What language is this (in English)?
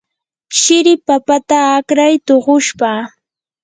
Yanahuanca Pasco Quechua